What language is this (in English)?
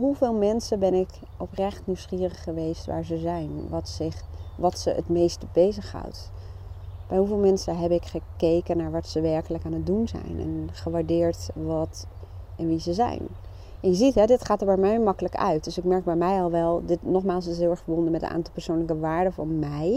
Dutch